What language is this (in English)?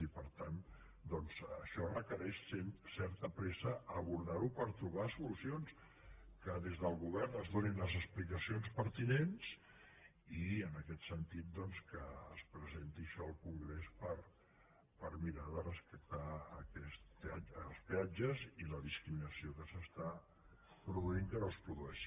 Catalan